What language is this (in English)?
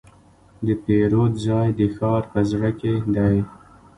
Pashto